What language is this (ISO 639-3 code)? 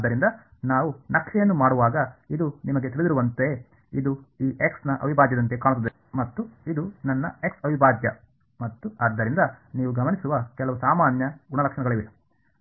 kan